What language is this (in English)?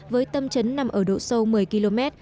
Vietnamese